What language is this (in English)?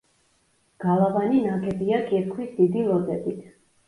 Georgian